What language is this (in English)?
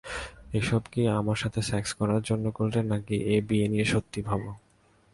Bangla